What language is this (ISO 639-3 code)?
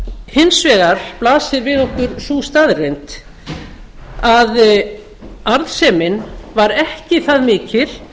isl